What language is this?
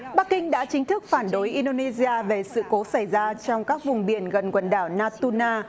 Vietnamese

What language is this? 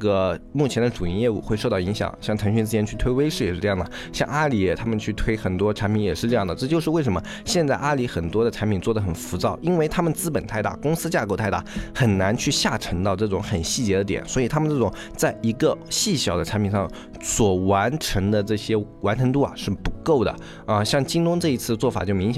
Chinese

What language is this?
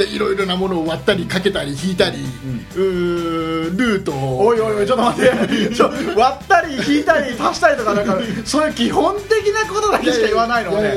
Japanese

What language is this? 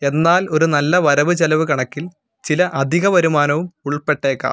Malayalam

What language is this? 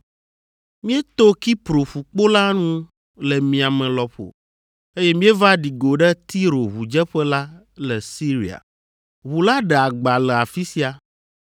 Ewe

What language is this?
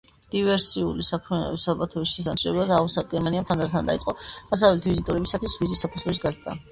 Georgian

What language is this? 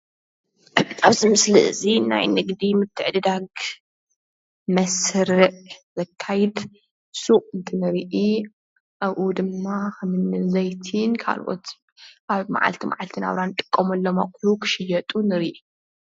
Tigrinya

